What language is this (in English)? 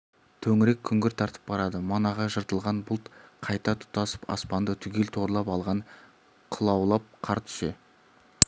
Kazakh